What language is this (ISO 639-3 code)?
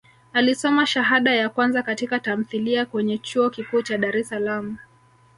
swa